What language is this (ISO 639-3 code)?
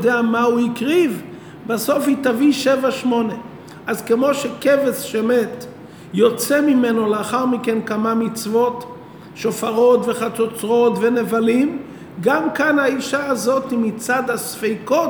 heb